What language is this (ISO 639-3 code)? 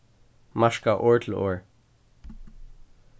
fao